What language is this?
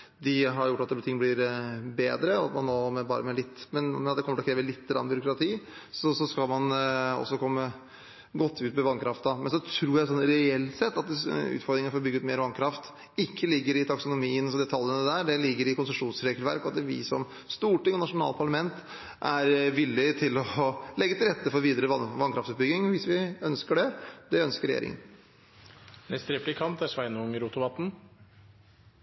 Norwegian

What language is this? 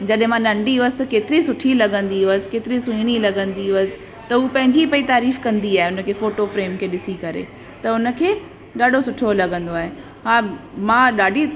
Sindhi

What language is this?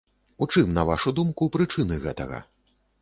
Belarusian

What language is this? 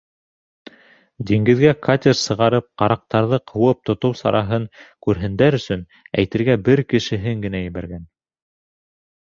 Bashkir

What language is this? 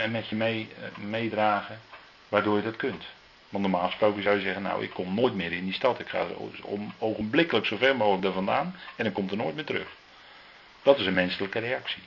Dutch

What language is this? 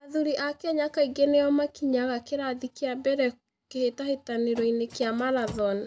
Kikuyu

